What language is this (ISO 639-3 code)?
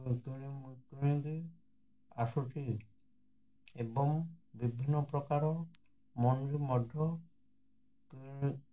ori